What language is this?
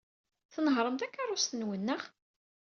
Kabyle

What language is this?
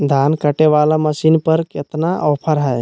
Magahi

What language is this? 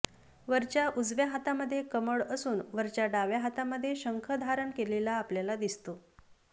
Marathi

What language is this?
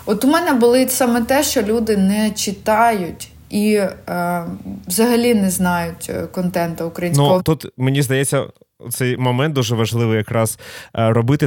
Ukrainian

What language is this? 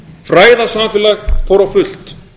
Icelandic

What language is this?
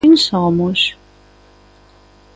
Galician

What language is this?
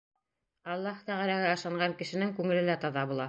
Bashkir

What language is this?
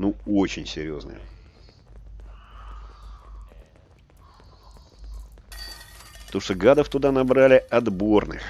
Russian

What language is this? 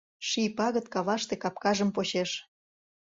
Mari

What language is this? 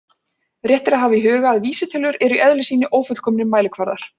Icelandic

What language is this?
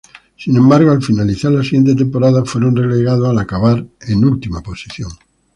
Spanish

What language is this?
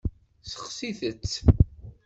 Kabyle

